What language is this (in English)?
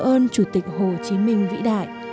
Vietnamese